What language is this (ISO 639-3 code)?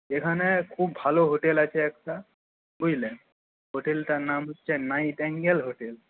ben